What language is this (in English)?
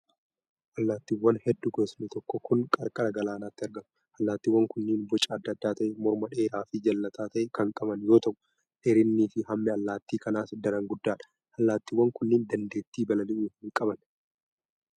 Oromo